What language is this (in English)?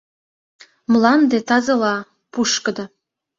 Mari